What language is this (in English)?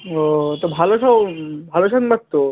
Bangla